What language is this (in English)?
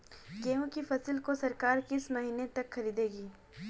Hindi